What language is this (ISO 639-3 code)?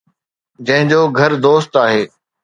snd